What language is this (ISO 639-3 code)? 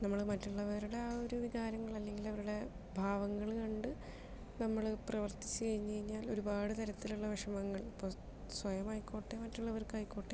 mal